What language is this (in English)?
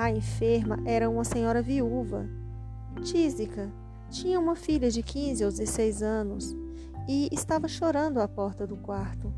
Portuguese